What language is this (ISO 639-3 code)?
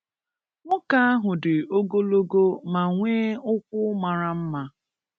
ibo